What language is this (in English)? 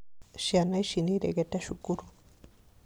Kikuyu